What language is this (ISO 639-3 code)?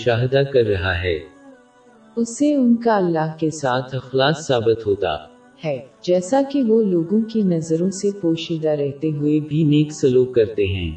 urd